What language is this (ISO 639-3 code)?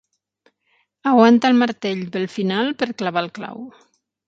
cat